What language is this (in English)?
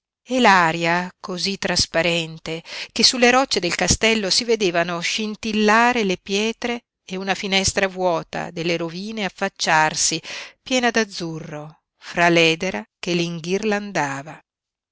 Italian